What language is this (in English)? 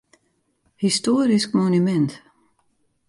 Western Frisian